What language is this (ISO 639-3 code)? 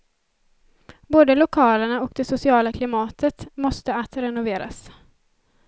swe